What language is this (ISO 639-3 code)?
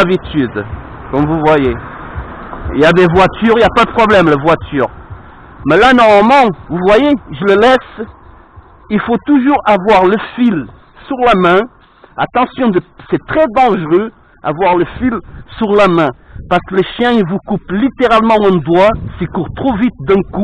fra